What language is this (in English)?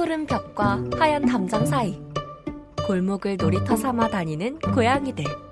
Korean